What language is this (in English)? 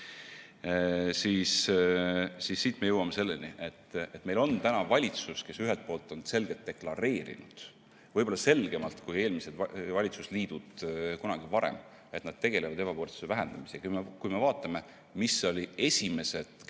Estonian